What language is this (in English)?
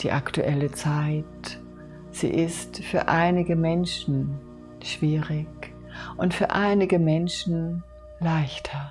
German